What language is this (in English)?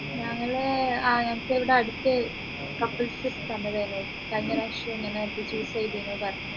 Malayalam